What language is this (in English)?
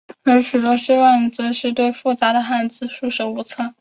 Chinese